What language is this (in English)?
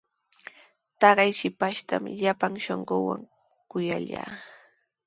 Sihuas Ancash Quechua